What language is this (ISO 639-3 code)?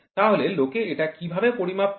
ben